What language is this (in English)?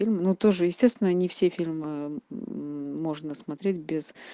Russian